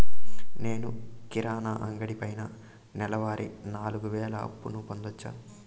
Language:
Telugu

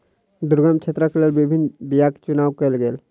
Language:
Maithili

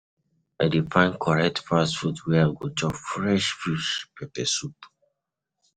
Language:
Nigerian Pidgin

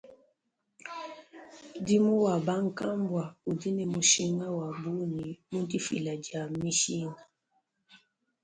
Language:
Luba-Lulua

